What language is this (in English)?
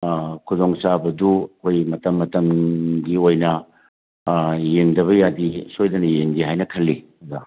Manipuri